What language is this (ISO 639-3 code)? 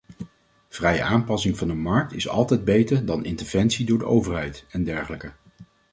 nld